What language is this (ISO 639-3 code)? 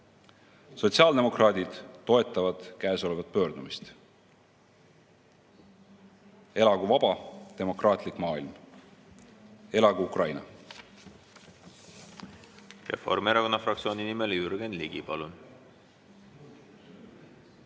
est